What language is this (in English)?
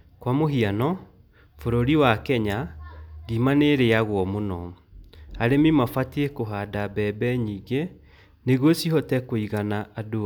Kikuyu